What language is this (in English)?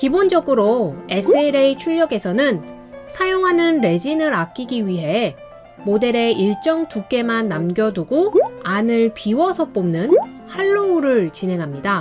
Korean